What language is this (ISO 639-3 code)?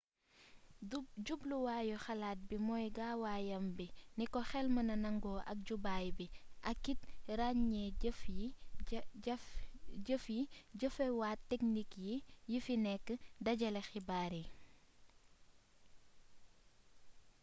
wol